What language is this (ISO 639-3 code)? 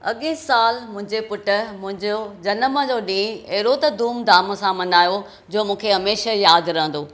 snd